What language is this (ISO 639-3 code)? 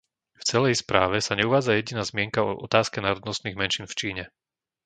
slk